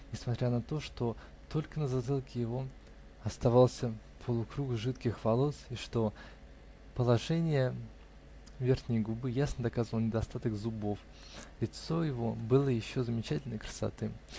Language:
Russian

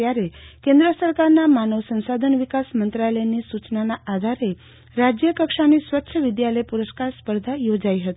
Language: Gujarati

